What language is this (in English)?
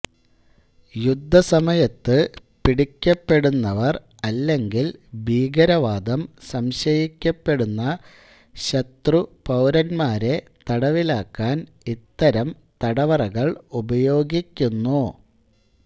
Malayalam